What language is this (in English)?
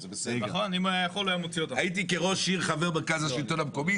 Hebrew